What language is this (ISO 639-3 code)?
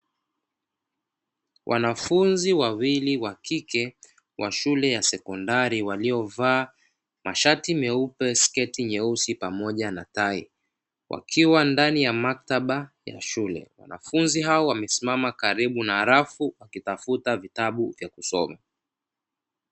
swa